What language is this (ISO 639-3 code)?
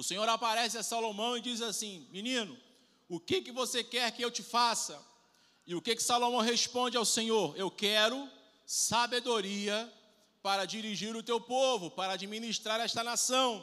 por